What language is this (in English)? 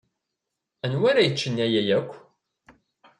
Kabyle